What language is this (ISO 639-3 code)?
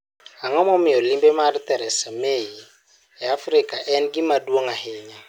luo